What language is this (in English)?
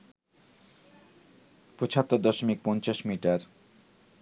Bangla